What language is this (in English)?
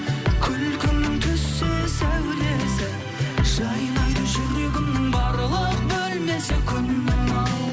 Kazakh